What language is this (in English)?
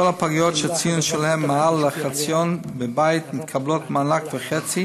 Hebrew